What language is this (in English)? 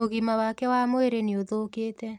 Kikuyu